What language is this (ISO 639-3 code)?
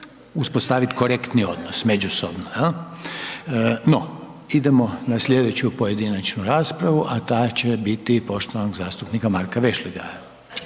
hrv